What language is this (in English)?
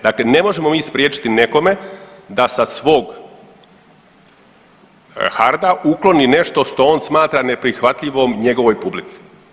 Croatian